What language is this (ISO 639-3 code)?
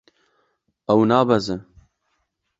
kur